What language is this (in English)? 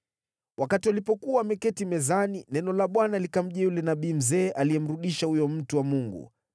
Swahili